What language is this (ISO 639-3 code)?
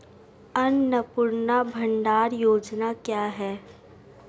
hin